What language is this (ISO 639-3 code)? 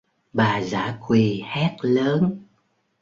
vie